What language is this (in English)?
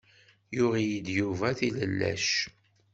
Kabyle